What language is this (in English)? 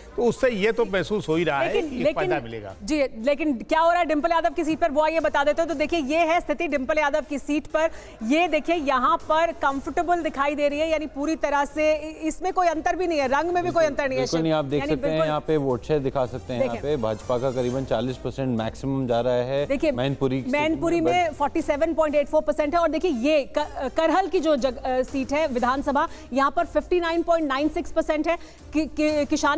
Hindi